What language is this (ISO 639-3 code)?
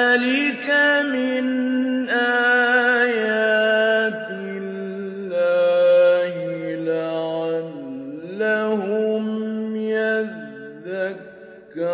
ara